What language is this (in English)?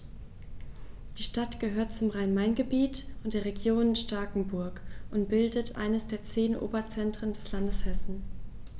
German